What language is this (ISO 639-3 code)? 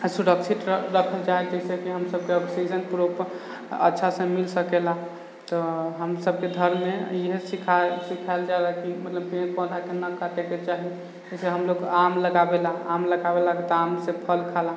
mai